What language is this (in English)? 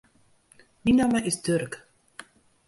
Western Frisian